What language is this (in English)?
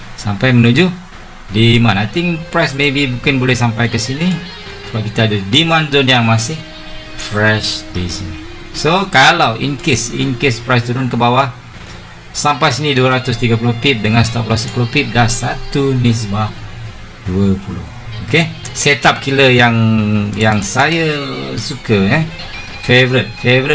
Malay